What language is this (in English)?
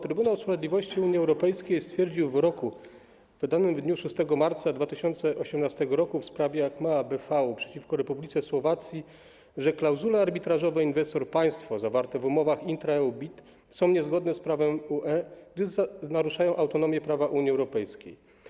Polish